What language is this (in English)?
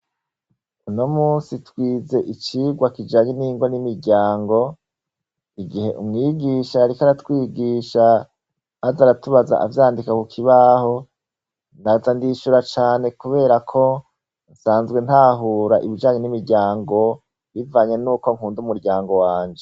Rundi